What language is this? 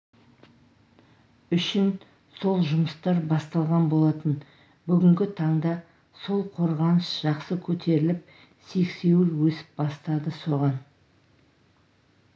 Kazakh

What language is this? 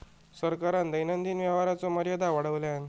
Marathi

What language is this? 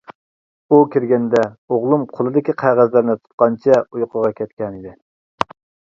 Uyghur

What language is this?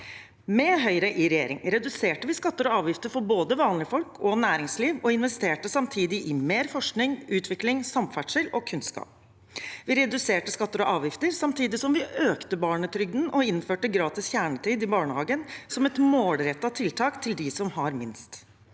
Norwegian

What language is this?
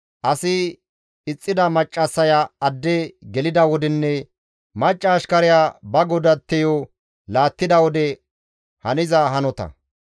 Gamo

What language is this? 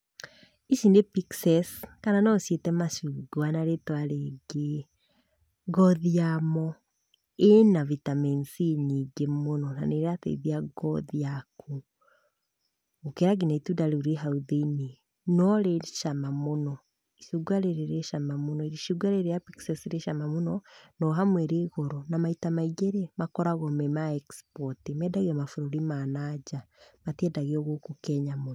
Kikuyu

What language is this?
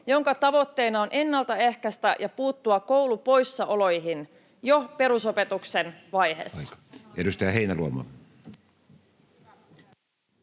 Finnish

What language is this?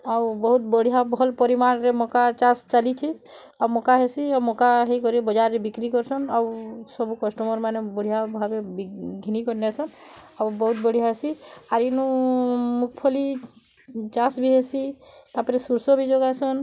Odia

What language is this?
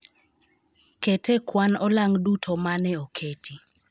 Luo (Kenya and Tanzania)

